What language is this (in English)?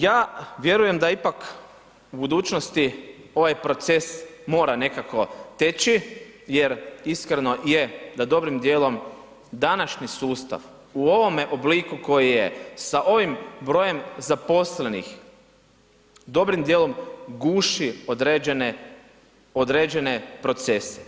Croatian